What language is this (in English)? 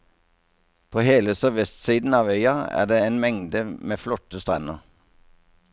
Norwegian